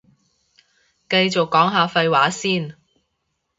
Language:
Cantonese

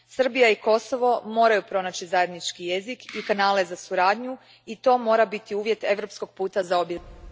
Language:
Croatian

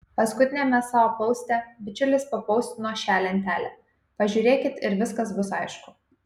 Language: Lithuanian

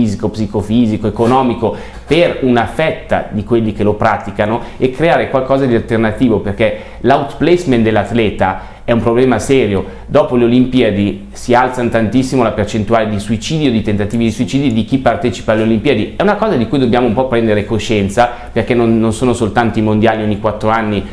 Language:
Italian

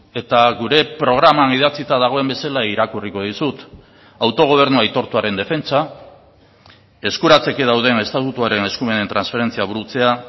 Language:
Basque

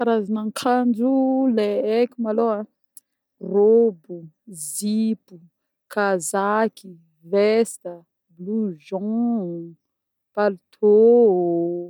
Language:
Northern Betsimisaraka Malagasy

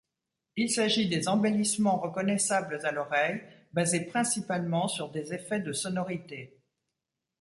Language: French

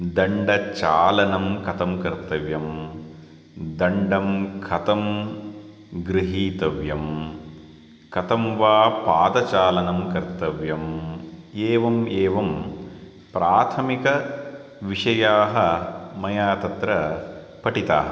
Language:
Sanskrit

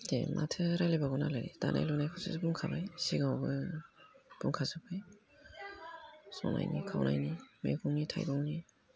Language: Bodo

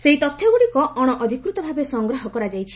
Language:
Odia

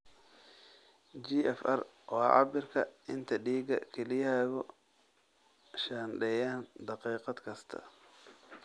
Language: Somali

